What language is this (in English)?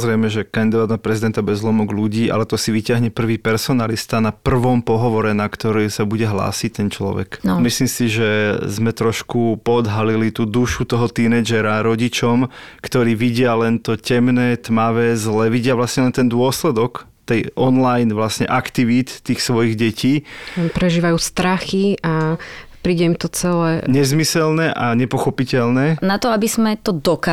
Slovak